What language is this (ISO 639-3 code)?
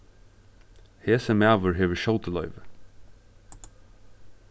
fao